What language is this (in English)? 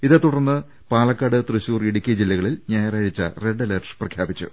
Malayalam